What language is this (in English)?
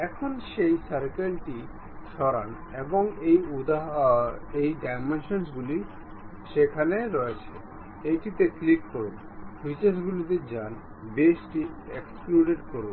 Bangla